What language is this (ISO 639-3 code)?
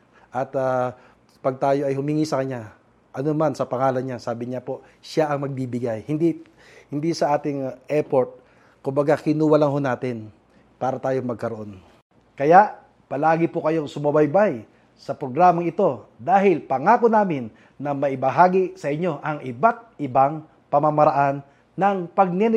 fil